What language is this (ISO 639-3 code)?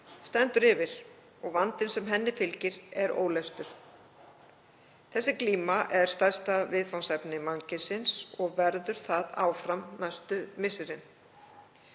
isl